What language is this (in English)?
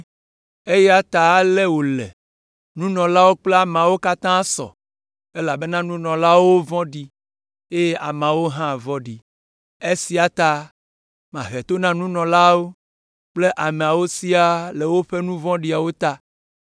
Ewe